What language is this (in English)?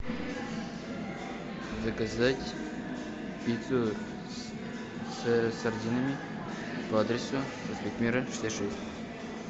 Russian